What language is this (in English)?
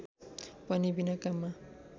Nepali